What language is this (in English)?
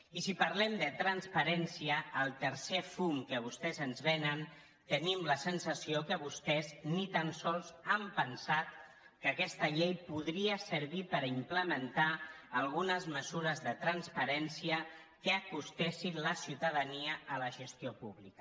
Catalan